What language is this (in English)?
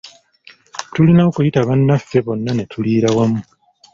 Ganda